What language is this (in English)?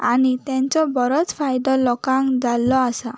Konkani